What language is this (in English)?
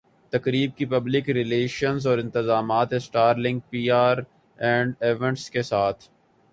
Urdu